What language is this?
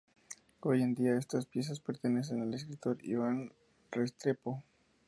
Spanish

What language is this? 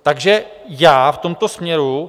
Czech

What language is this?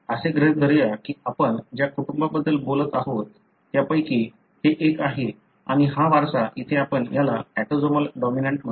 Marathi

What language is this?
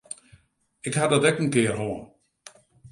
Western Frisian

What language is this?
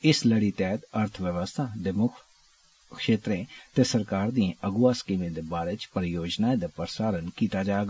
Dogri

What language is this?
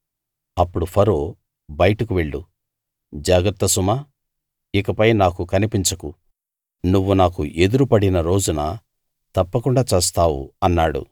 Telugu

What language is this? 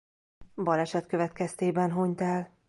Hungarian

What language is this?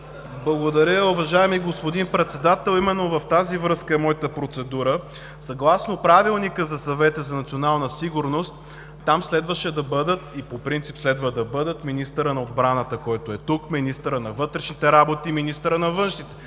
Bulgarian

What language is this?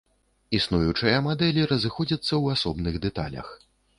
Belarusian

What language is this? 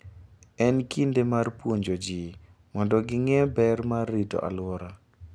Luo (Kenya and Tanzania)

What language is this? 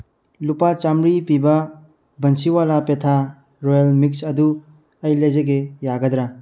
Manipuri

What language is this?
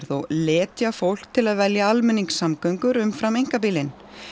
Icelandic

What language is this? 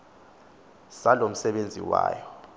Xhosa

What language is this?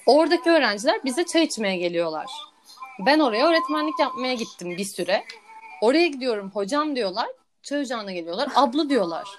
Turkish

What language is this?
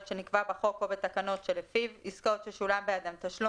Hebrew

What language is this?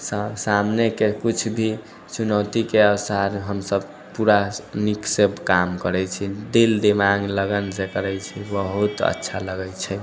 Maithili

